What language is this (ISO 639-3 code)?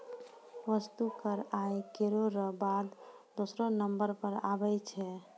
mai